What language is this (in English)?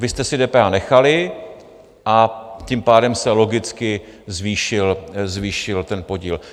Czech